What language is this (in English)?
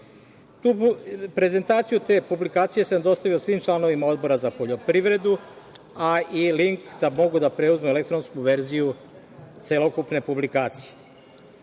Serbian